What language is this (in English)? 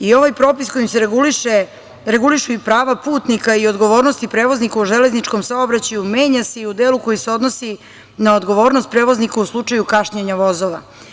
Serbian